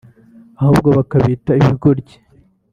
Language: Kinyarwanda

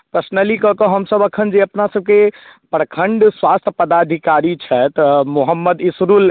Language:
Maithili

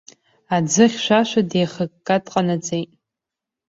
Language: Abkhazian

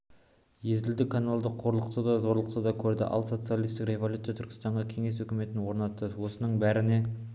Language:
Kazakh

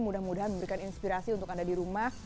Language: Indonesian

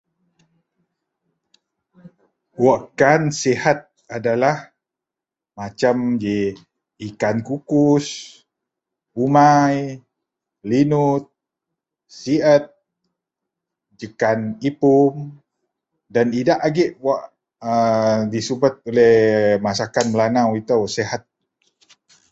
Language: Central Melanau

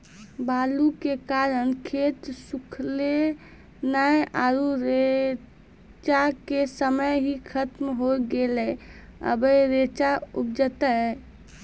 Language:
Maithili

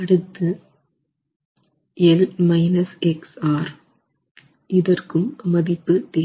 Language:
Tamil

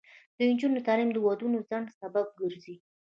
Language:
Pashto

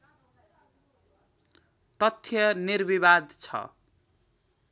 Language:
Nepali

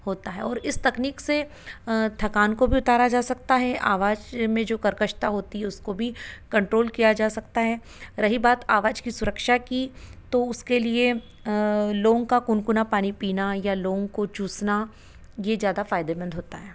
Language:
Hindi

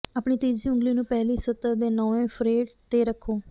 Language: Punjabi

